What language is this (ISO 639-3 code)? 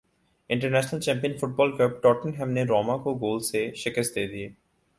urd